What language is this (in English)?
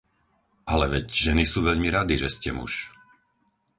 Slovak